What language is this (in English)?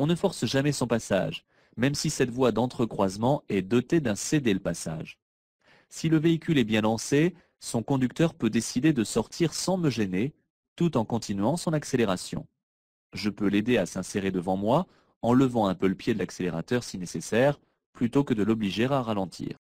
French